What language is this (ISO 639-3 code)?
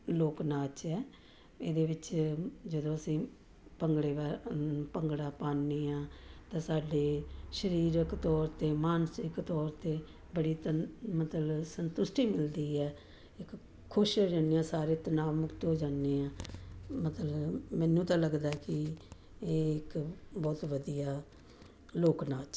pan